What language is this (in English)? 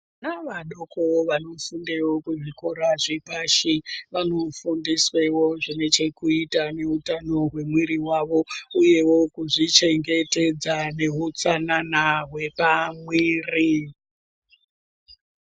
Ndau